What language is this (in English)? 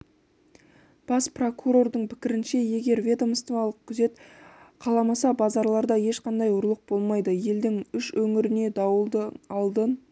Kazakh